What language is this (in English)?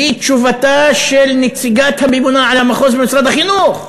Hebrew